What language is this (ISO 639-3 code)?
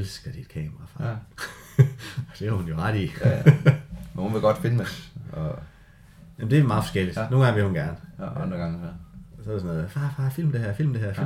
dan